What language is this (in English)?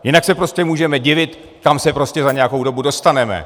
Czech